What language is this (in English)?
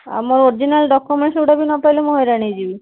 Odia